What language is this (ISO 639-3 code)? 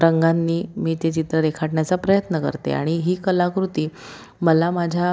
mar